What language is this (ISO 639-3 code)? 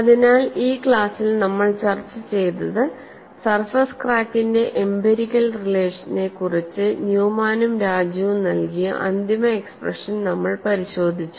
mal